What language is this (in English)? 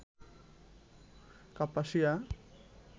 Bangla